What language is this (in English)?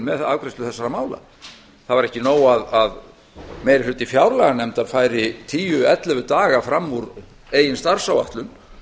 Icelandic